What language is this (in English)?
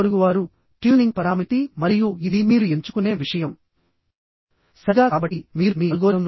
Telugu